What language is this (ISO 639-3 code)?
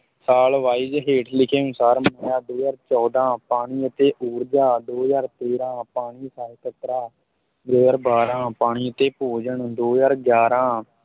pan